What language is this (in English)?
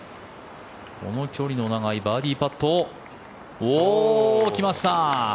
Japanese